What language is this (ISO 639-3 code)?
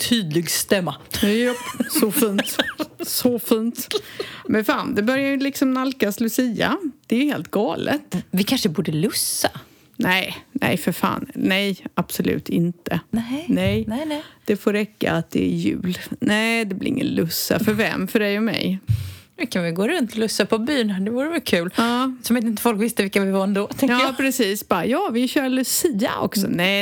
swe